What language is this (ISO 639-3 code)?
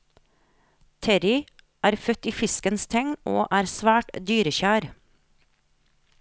nor